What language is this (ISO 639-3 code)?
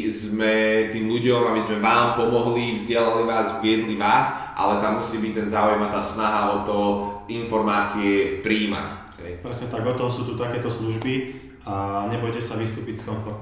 slk